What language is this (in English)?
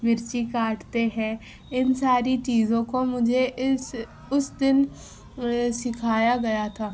Urdu